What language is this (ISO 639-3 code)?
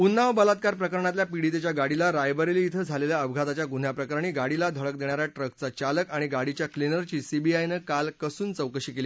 mar